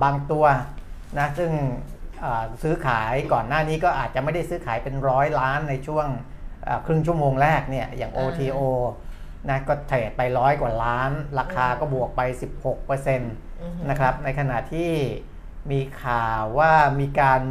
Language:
Thai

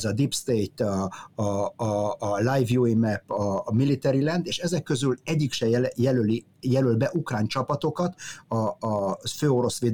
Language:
Hungarian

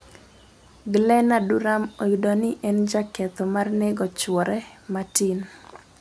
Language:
Luo (Kenya and Tanzania)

